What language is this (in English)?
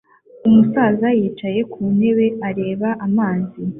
Kinyarwanda